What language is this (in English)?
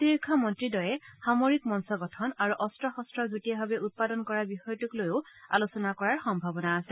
Assamese